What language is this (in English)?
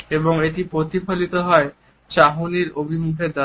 Bangla